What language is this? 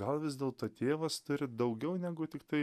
Lithuanian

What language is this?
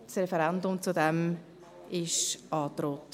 Swiss German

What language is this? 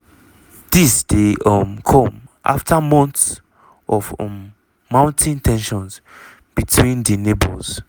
Nigerian Pidgin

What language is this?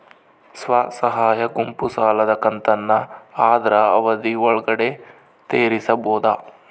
Kannada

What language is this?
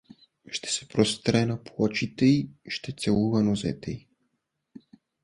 Bulgarian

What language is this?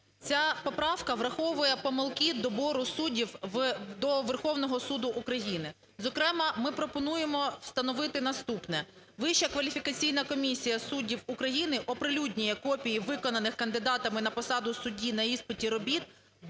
Ukrainian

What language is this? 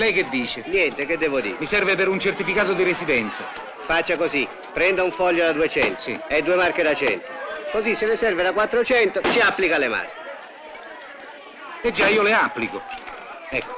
Italian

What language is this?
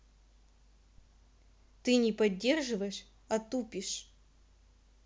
Russian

